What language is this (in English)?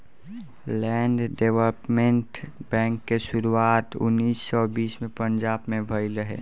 Bhojpuri